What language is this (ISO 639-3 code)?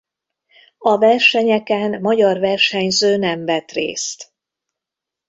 hun